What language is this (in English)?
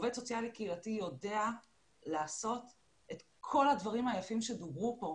Hebrew